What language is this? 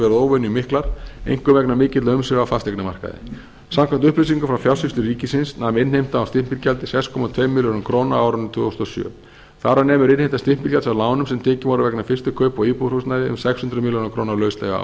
Icelandic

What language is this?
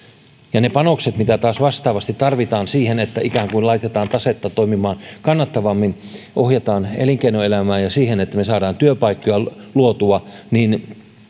Finnish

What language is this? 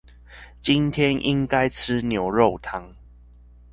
Chinese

